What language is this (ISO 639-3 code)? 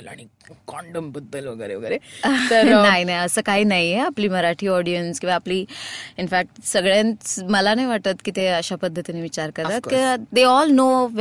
mar